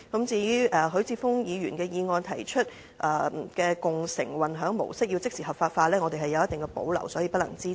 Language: Cantonese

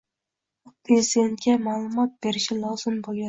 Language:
Uzbek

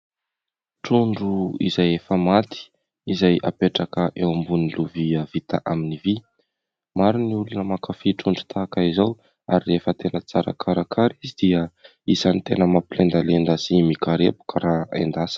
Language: Malagasy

